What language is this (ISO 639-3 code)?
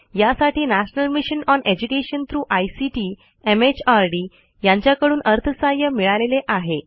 mar